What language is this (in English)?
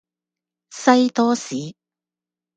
Cantonese